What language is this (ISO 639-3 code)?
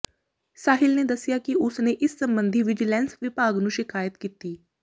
pan